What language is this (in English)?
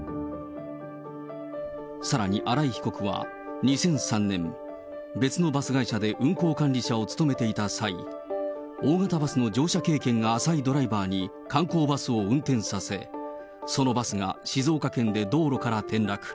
Japanese